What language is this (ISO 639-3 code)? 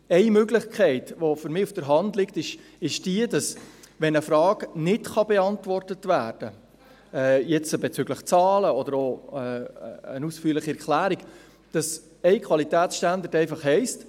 gsw